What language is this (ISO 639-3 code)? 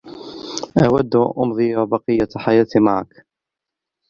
ara